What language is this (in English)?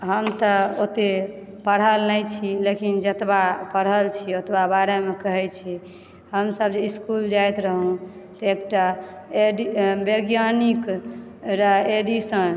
Maithili